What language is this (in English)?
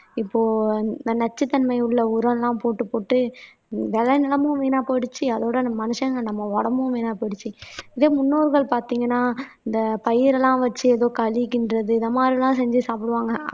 Tamil